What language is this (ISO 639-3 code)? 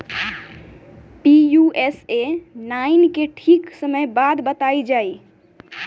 bho